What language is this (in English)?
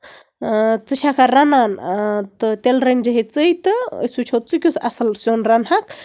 Kashmiri